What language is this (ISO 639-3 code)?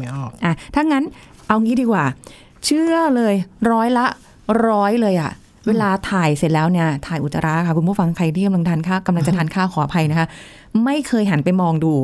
tha